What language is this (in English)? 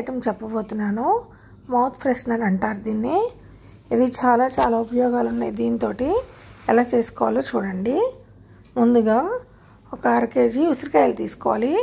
Hindi